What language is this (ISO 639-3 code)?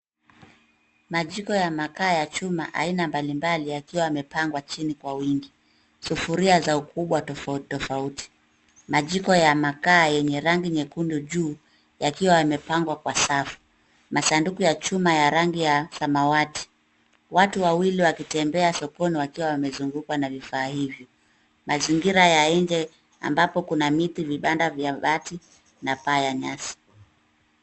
swa